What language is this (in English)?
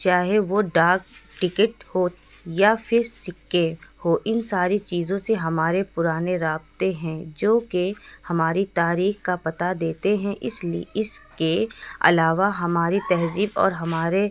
Urdu